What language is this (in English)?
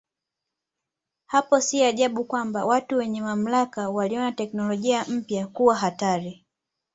Swahili